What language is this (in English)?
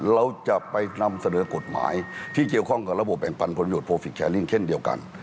Thai